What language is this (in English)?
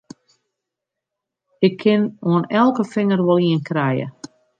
Western Frisian